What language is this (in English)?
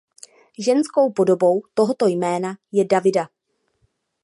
Czech